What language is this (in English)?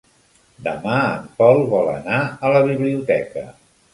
Catalan